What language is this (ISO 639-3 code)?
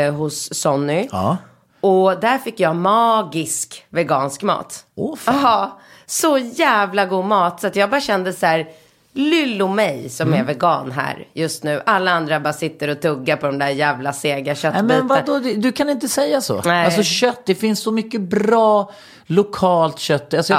swe